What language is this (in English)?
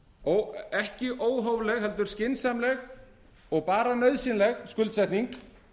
Icelandic